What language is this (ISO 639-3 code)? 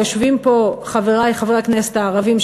heb